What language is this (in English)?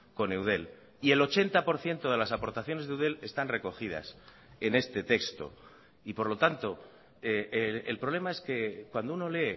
Spanish